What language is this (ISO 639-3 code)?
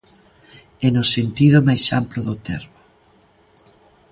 glg